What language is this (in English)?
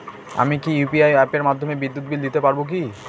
Bangla